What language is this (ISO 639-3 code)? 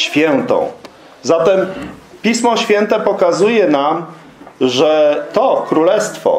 pol